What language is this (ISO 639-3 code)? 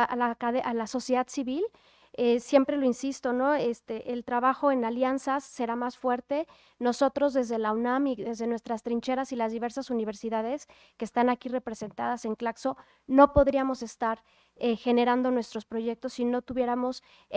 spa